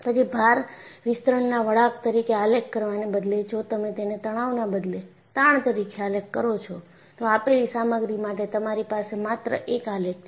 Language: Gujarati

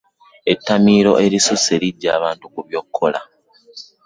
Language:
Ganda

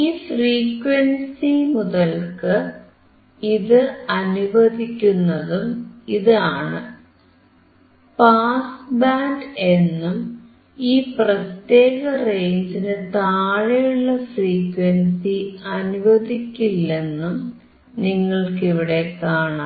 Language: Malayalam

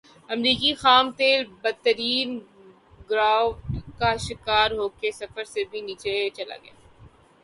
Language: Urdu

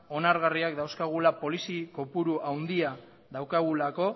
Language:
Basque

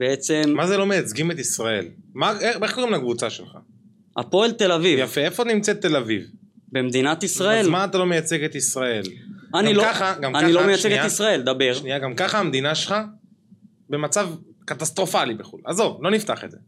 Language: Hebrew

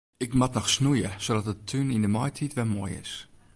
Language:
Western Frisian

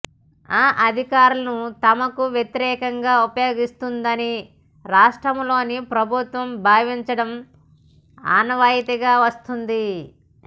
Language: Telugu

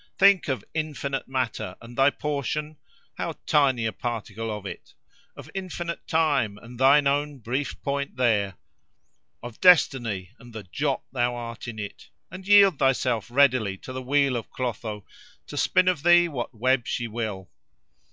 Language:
English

